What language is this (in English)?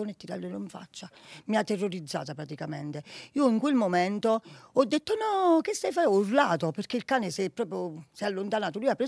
Italian